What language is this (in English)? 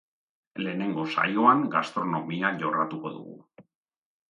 Basque